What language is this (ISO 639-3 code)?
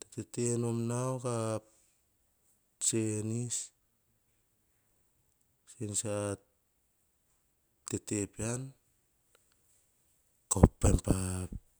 hah